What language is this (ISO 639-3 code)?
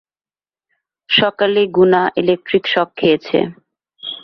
ben